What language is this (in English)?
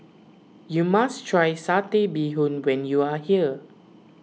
English